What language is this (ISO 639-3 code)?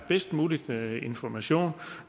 dan